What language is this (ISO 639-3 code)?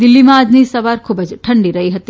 guj